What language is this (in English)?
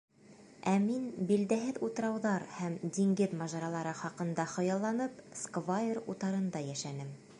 Bashkir